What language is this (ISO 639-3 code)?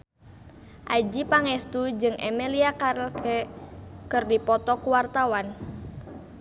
sun